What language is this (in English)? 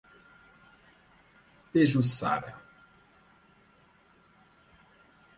Portuguese